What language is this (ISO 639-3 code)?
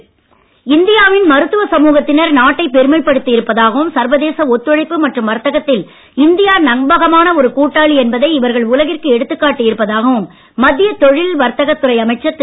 tam